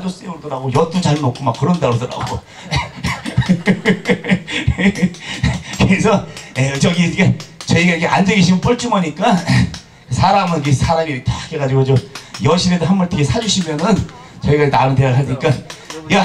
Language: Korean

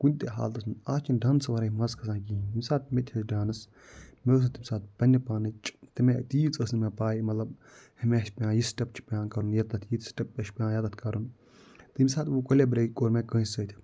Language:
Kashmiri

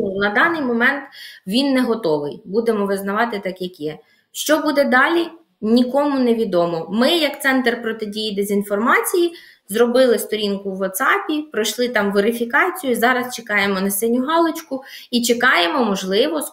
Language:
Ukrainian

